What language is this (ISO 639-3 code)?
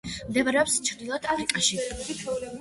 kat